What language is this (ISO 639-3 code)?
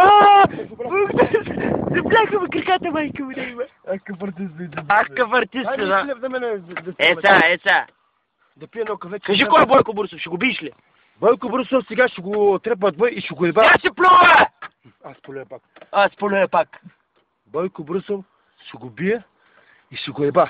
bul